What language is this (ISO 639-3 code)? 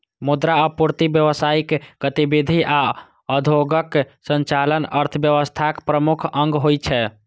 mai